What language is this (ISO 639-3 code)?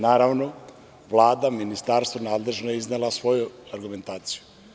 srp